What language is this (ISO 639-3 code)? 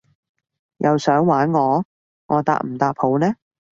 yue